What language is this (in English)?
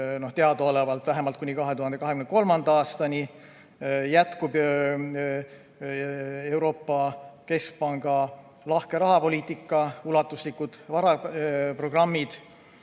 Estonian